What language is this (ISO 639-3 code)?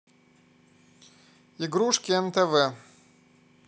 rus